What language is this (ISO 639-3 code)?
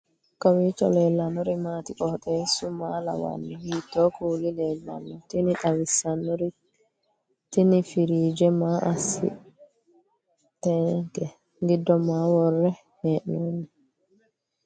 sid